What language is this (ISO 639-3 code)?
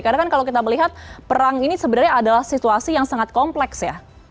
ind